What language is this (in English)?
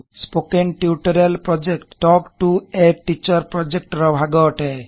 Odia